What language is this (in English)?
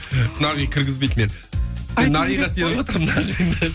Kazakh